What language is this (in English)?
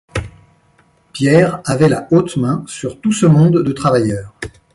French